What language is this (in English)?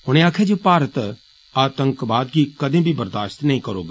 Dogri